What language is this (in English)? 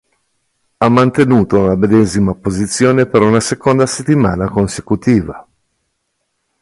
Italian